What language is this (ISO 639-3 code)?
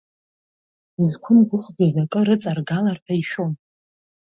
abk